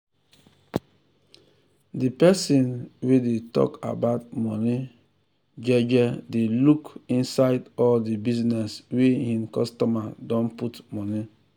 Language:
Nigerian Pidgin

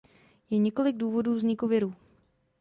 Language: Czech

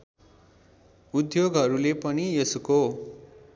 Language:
Nepali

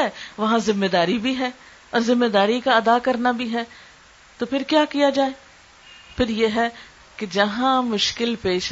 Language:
Urdu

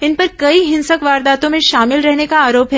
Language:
Hindi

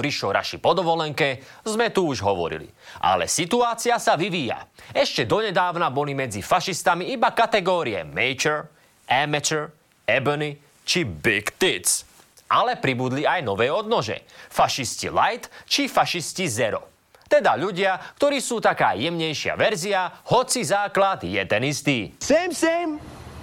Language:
Slovak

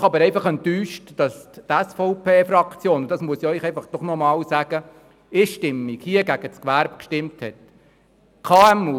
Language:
Swiss German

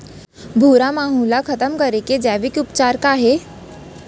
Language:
Chhattisgarhi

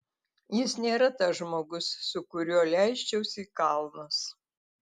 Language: Lithuanian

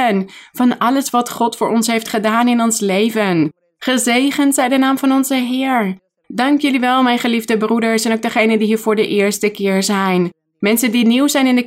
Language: Dutch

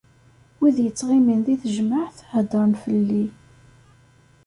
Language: Kabyle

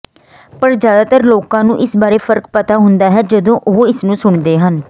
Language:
Punjabi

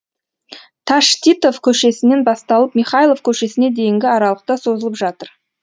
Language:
Kazakh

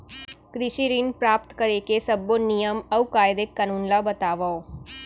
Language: Chhattisgarhi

